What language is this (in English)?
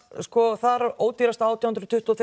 Icelandic